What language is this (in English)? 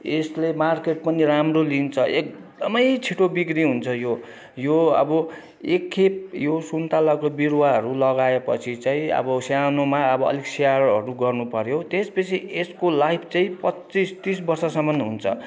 Nepali